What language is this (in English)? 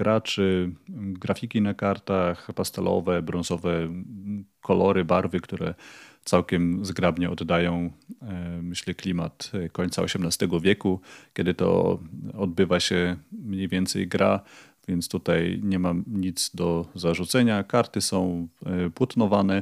Polish